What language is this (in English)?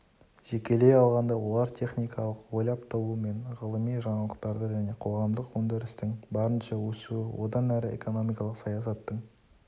Kazakh